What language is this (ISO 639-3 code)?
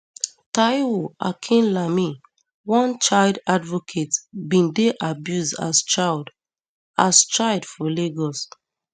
pcm